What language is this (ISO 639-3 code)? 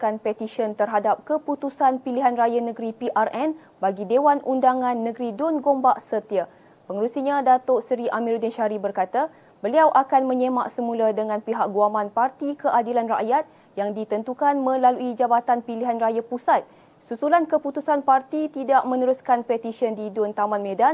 msa